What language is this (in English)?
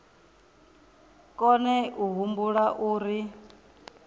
Venda